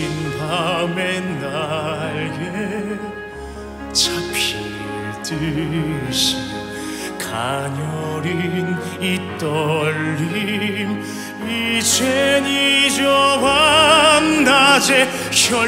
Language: Romanian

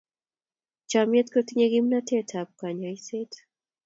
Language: Kalenjin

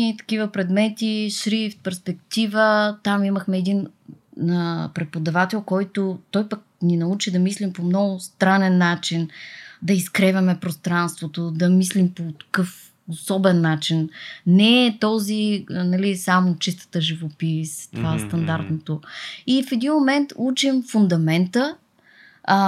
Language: Bulgarian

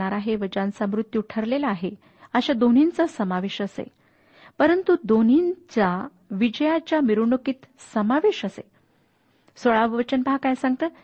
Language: Marathi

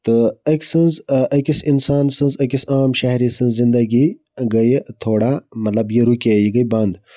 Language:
Kashmiri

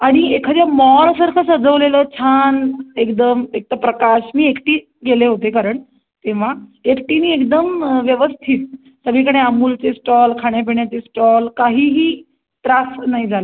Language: Marathi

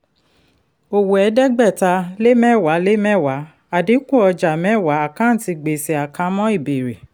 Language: Yoruba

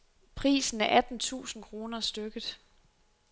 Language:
Danish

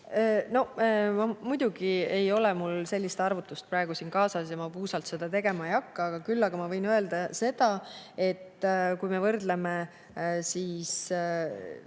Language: Estonian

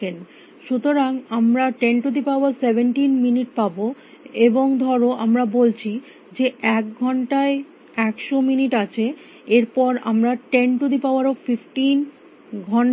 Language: Bangla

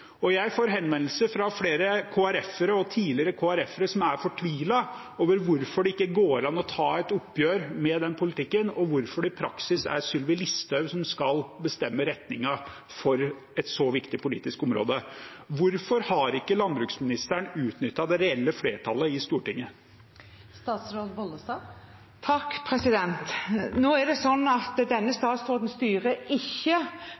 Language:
Norwegian Bokmål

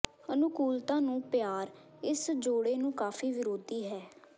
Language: Punjabi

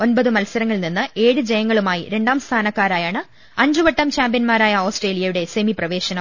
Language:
Malayalam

